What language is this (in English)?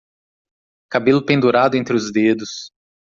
Portuguese